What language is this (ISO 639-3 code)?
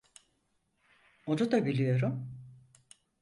tur